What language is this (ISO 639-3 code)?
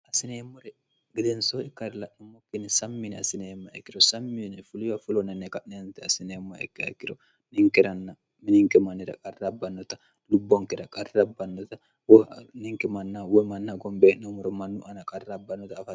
sid